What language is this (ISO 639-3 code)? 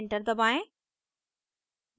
hin